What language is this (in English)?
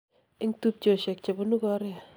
Kalenjin